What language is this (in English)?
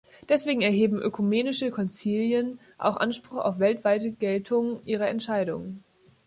German